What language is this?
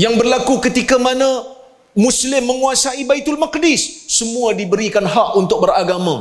Malay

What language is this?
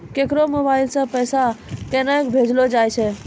Maithili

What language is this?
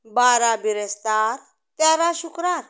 Konkani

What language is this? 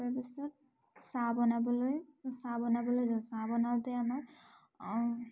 Assamese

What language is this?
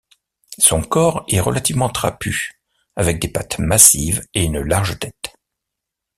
French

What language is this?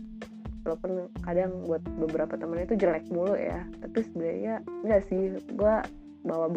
Indonesian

